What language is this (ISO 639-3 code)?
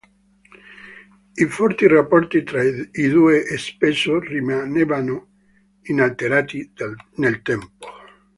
ita